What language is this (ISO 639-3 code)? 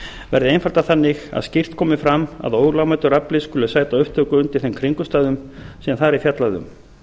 isl